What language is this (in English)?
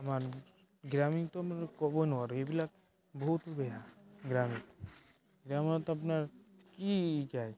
Assamese